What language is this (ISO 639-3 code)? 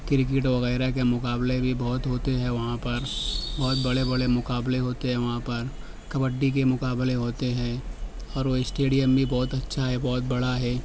urd